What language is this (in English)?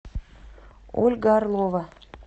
Russian